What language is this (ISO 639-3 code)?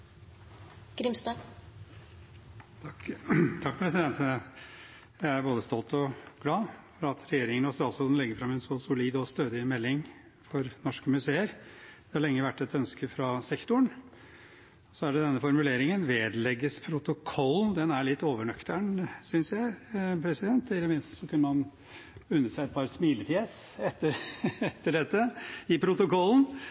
nob